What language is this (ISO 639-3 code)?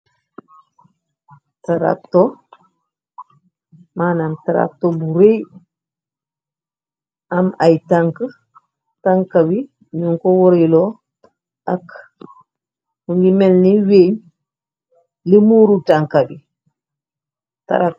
wol